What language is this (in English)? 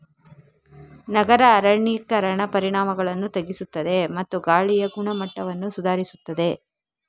Kannada